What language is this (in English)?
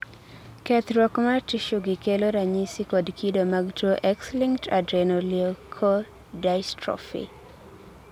Luo (Kenya and Tanzania)